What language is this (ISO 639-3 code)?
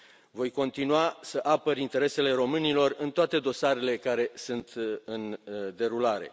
ron